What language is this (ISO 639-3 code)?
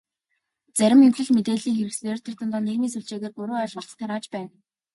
mon